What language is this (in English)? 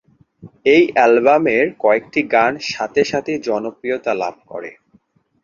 Bangla